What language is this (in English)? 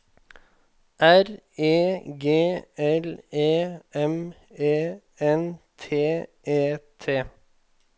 Norwegian